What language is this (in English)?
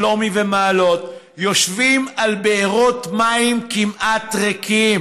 Hebrew